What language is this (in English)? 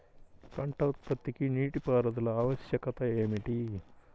Telugu